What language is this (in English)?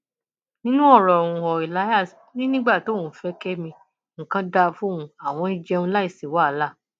Yoruba